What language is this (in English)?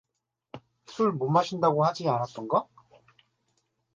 Korean